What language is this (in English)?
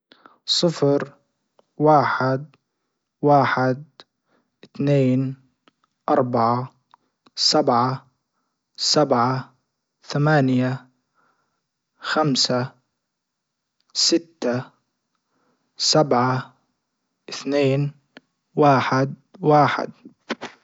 Libyan Arabic